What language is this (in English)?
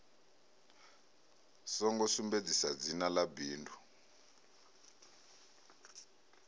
Venda